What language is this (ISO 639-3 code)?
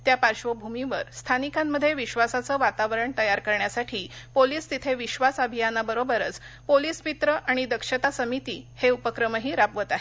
mar